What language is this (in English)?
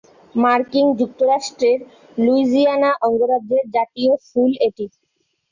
Bangla